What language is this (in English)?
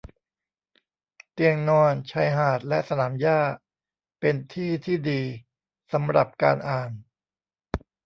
Thai